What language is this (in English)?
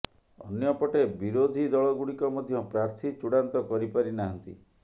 Odia